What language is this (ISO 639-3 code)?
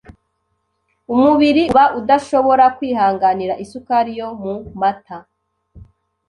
kin